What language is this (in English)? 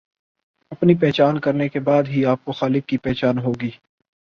Urdu